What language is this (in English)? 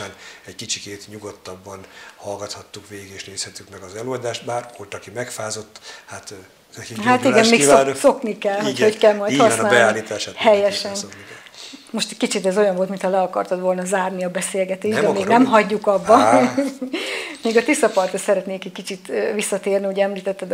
Hungarian